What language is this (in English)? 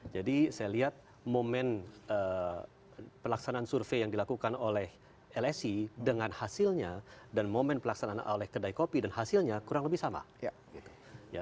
Indonesian